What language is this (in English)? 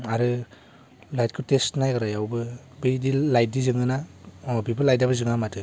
Bodo